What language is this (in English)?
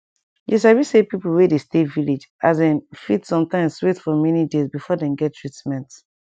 Nigerian Pidgin